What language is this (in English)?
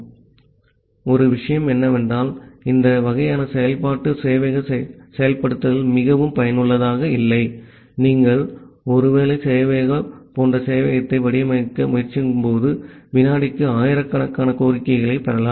Tamil